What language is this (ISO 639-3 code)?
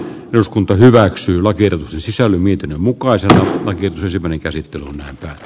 fin